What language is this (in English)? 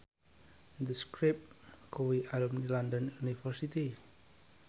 Javanese